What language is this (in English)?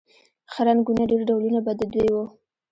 Pashto